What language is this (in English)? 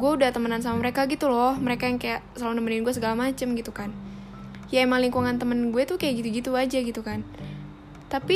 Indonesian